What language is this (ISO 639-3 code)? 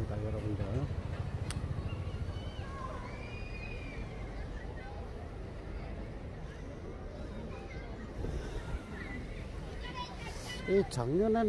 kor